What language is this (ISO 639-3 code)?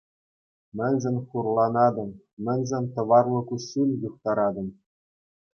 chv